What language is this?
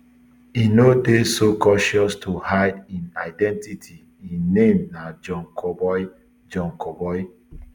Nigerian Pidgin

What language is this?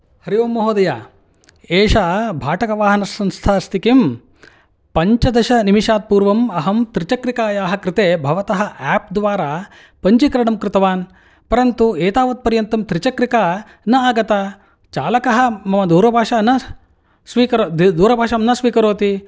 Sanskrit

